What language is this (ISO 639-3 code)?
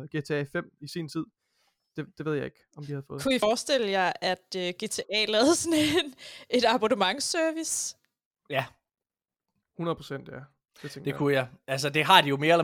dan